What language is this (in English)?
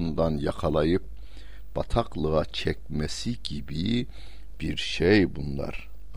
Turkish